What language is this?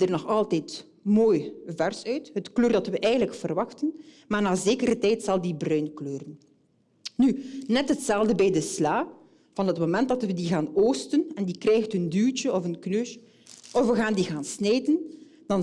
Dutch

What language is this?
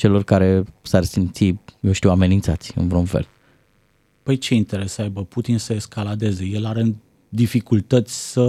Romanian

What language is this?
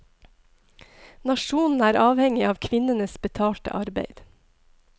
Norwegian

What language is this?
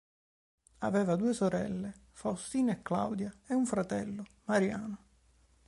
Italian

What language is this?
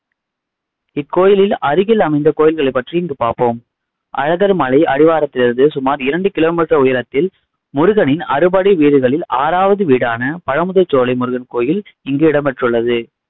Tamil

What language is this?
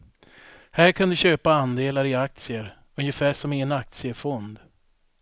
Swedish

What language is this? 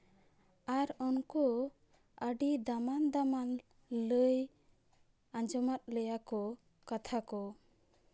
Santali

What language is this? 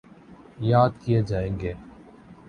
Urdu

